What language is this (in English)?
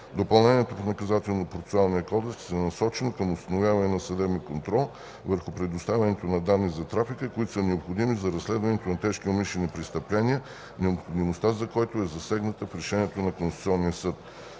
Bulgarian